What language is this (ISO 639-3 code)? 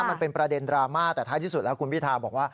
tha